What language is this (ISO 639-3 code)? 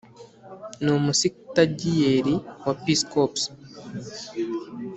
kin